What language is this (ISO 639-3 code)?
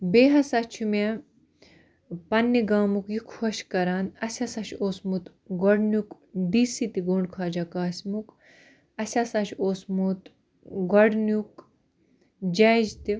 kas